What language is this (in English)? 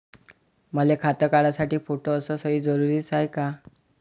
Marathi